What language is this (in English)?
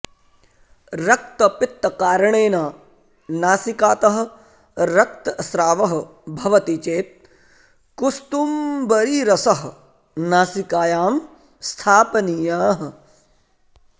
Sanskrit